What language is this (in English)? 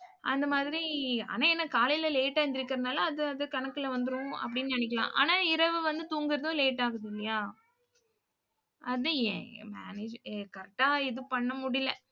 Tamil